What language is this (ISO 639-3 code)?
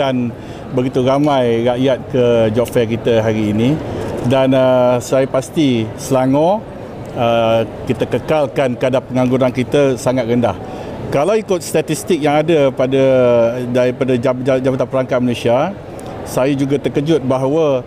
msa